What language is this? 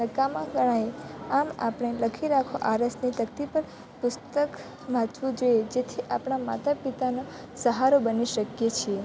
Gujarati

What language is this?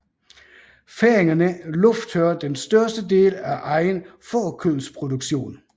Danish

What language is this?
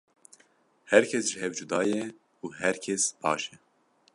Kurdish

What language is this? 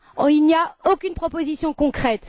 French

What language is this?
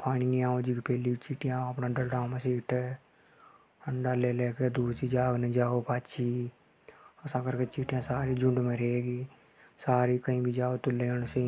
Hadothi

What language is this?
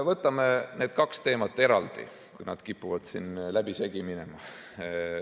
Estonian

